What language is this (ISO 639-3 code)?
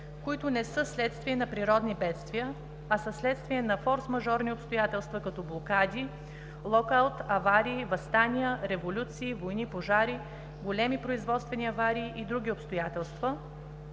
bul